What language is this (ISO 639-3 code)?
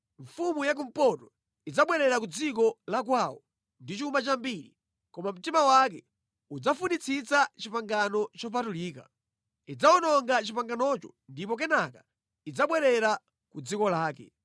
nya